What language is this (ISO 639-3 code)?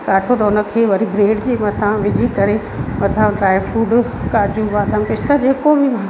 snd